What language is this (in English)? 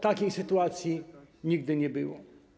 Polish